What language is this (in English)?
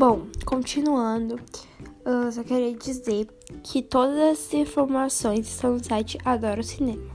Portuguese